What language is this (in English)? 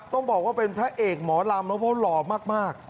Thai